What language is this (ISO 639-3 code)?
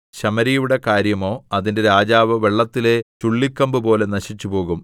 mal